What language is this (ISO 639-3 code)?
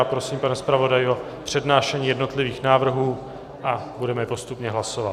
ces